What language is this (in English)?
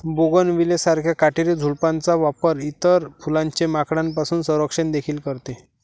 Marathi